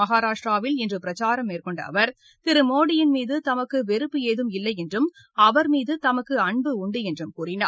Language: Tamil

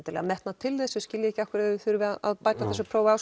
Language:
Icelandic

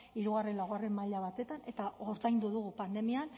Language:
Basque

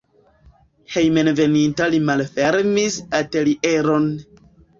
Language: Esperanto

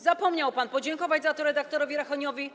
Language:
Polish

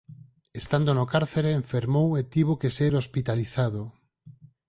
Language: Galician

